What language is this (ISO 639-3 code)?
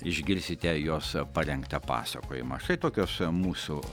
lit